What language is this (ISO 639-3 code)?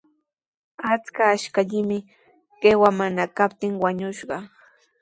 qws